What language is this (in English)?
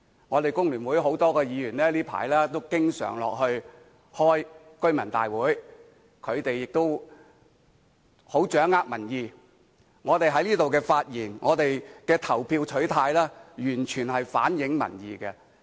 Cantonese